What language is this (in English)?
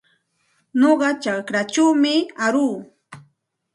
Santa Ana de Tusi Pasco Quechua